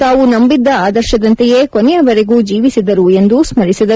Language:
Kannada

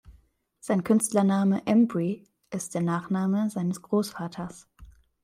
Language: German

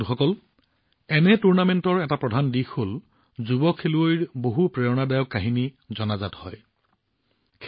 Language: Assamese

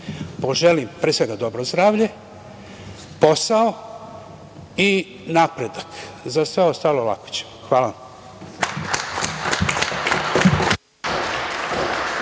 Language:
Serbian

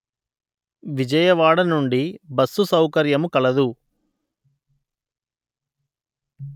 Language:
Telugu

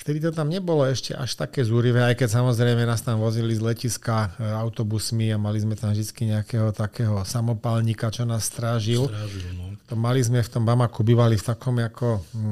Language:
Slovak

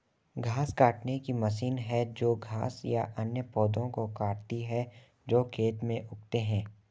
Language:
Hindi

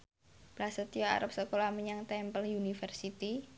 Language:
Javanese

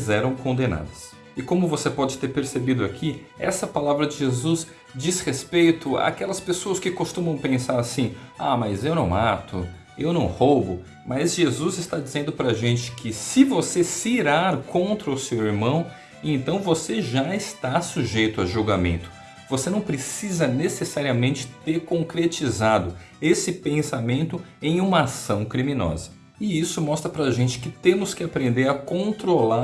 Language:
Portuguese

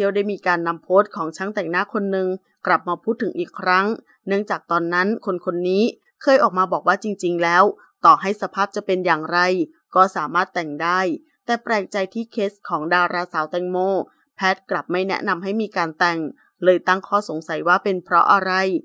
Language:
Thai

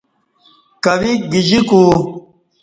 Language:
Kati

